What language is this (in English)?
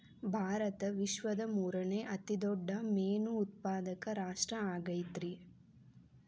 Kannada